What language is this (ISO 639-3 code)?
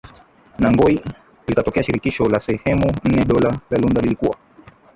swa